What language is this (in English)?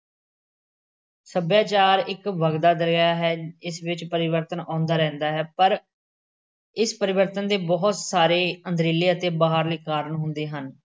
Punjabi